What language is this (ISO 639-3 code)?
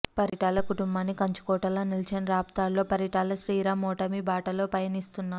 tel